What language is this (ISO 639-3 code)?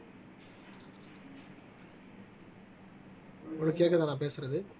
tam